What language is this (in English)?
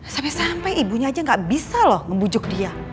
Indonesian